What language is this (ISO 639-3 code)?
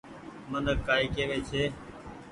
gig